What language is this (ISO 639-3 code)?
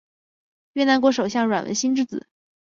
zho